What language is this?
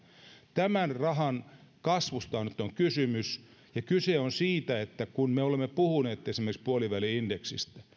Finnish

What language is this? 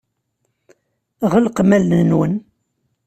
Kabyle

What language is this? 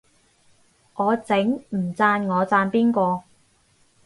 Cantonese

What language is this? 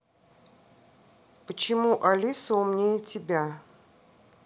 Russian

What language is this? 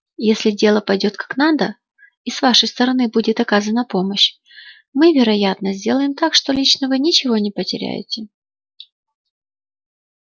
Russian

